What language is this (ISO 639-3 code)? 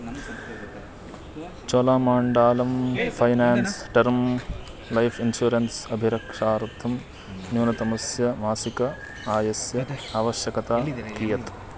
san